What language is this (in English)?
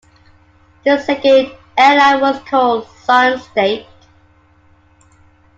English